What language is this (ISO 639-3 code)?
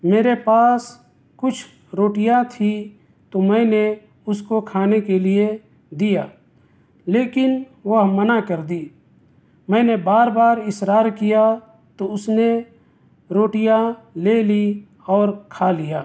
urd